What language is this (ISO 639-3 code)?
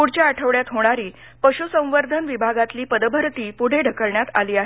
mar